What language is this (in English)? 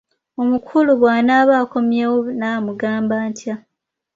Ganda